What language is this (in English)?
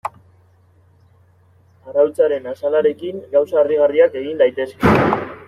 Basque